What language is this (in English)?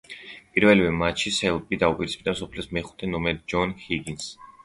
Georgian